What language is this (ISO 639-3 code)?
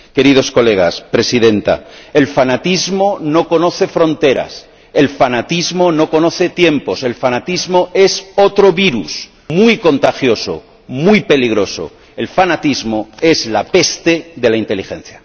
spa